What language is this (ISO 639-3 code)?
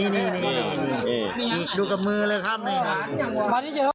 tha